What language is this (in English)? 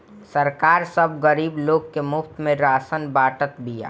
Bhojpuri